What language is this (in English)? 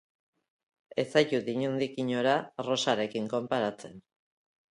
Basque